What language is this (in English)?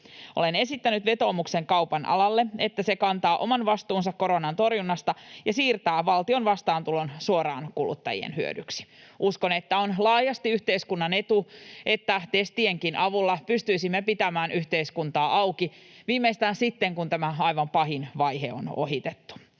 Finnish